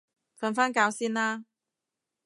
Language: Cantonese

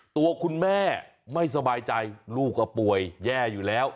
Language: Thai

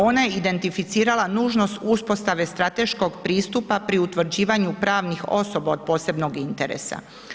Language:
Croatian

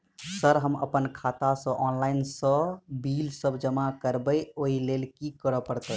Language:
Maithili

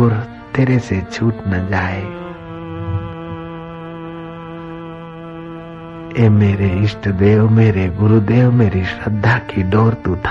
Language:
Hindi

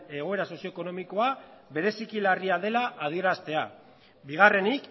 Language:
Basque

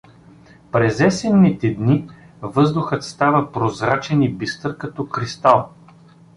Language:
Bulgarian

